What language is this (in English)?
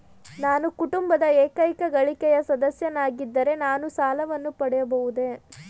Kannada